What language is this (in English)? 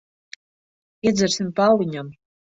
Latvian